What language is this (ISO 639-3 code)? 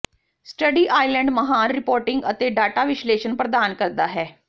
pan